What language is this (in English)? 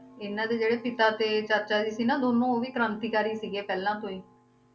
Punjabi